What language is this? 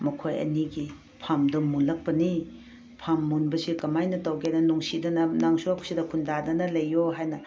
Manipuri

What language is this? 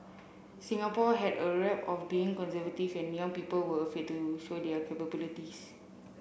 English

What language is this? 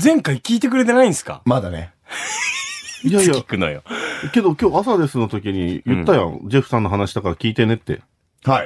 Japanese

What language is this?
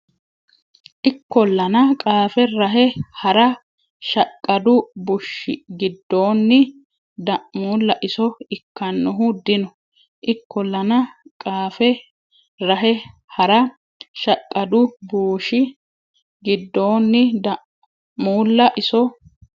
Sidamo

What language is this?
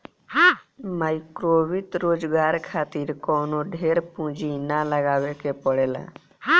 Bhojpuri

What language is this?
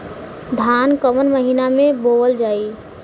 Bhojpuri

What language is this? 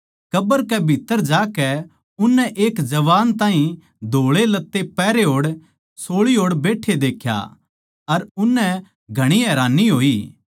Haryanvi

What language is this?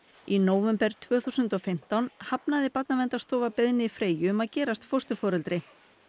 Icelandic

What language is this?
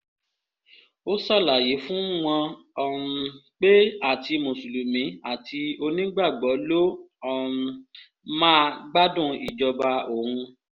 Yoruba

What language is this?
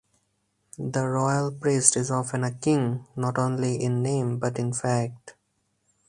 English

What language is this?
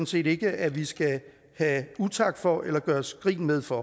Danish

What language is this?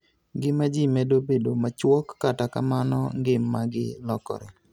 Luo (Kenya and Tanzania)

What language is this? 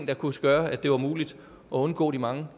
Danish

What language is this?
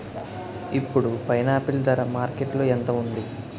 Telugu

